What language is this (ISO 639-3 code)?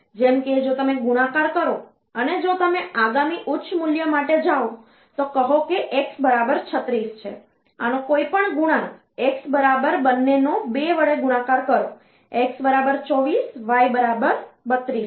guj